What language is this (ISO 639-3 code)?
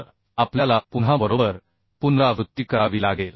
mar